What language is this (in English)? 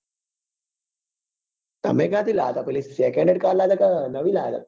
Gujarati